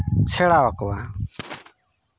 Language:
Santali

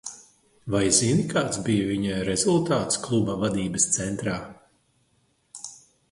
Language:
Latvian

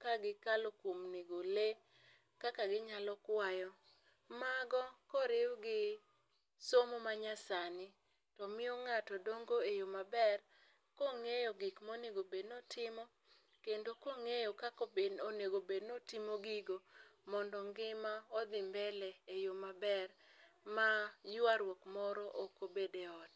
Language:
Luo (Kenya and Tanzania)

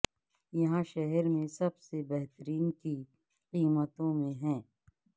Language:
Urdu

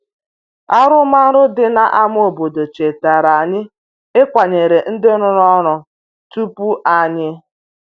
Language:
Igbo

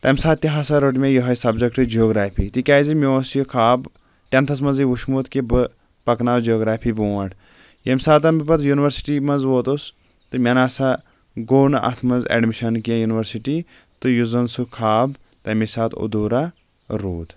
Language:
Kashmiri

